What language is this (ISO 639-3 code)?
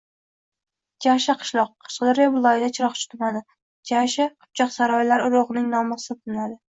uzb